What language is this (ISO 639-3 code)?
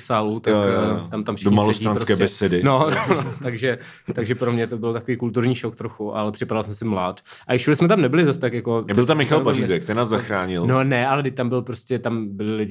ces